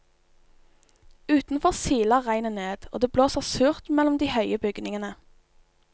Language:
Norwegian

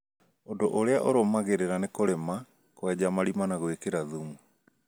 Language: Kikuyu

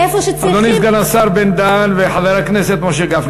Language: Hebrew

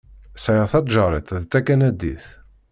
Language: Kabyle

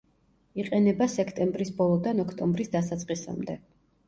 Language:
Georgian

